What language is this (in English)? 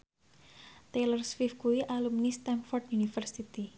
Javanese